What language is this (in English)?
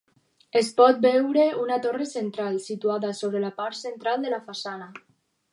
Catalan